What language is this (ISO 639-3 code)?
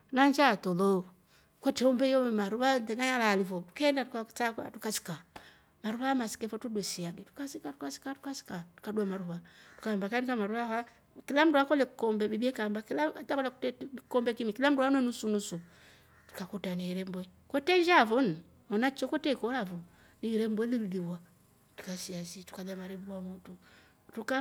rof